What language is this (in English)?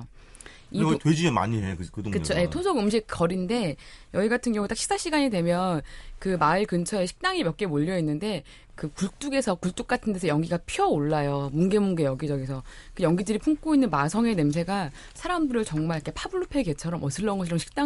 Korean